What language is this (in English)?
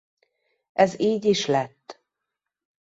Hungarian